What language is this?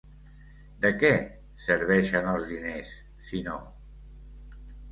Catalan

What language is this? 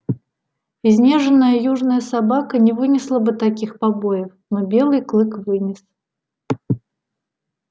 Russian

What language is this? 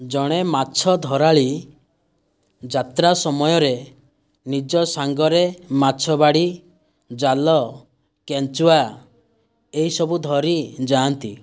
Odia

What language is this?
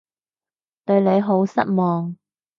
Cantonese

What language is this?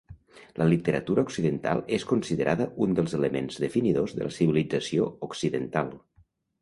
Catalan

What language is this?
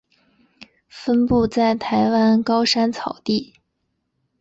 Chinese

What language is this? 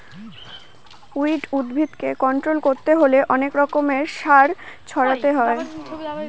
Bangla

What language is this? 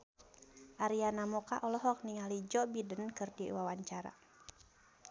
Sundanese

